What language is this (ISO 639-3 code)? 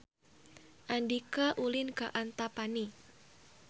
sun